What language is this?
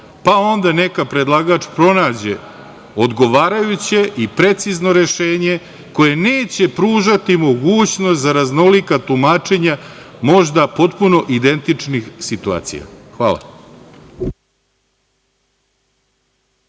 Serbian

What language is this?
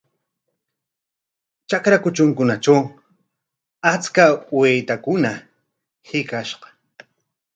Corongo Ancash Quechua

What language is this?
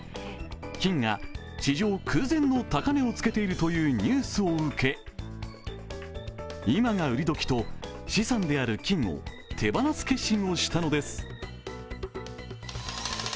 Japanese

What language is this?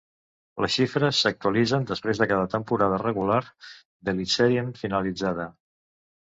Catalan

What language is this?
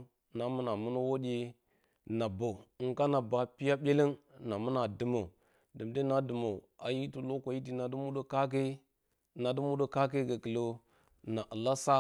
Bacama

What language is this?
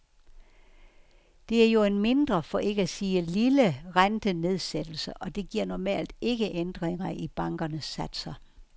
Danish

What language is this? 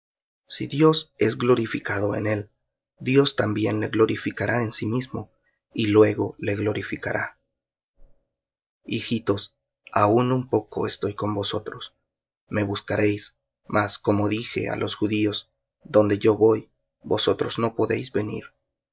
Spanish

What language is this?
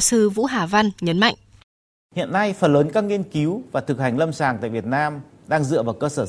Vietnamese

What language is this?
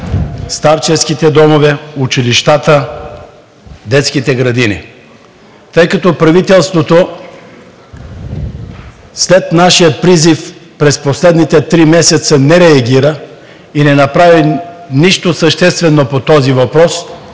Bulgarian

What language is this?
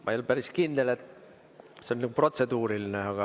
Estonian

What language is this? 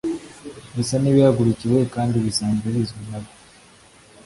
Kinyarwanda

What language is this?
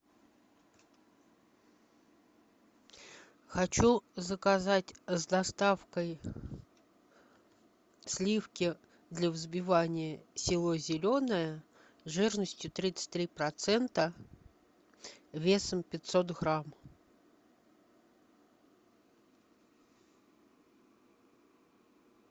Russian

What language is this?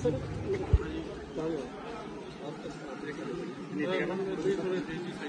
Punjabi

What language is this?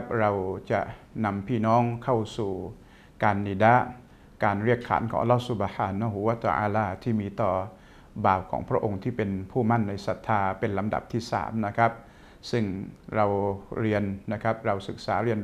Thai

